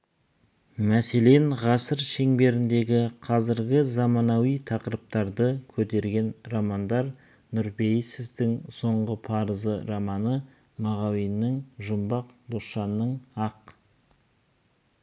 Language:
Kazakh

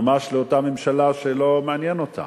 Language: Hebrew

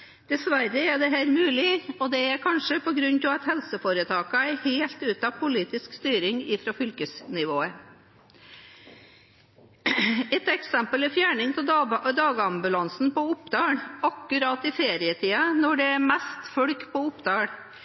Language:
Norwegian Bokmål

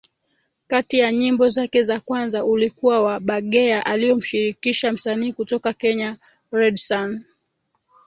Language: Swahili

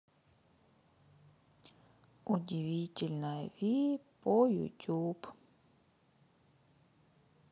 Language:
Russian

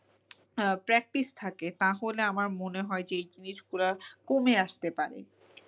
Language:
Bangla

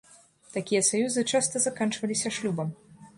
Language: Belarusian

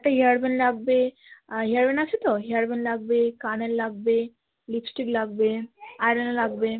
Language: Bangla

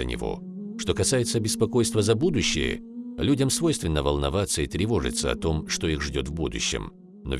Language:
Russian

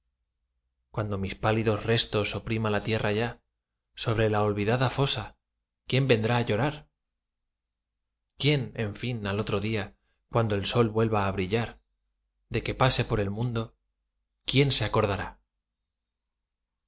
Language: Spanish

